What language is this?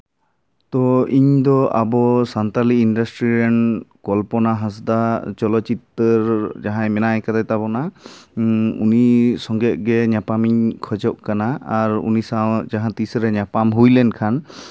Santali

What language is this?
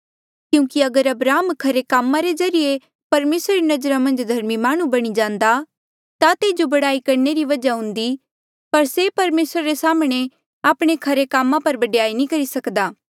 Mandeali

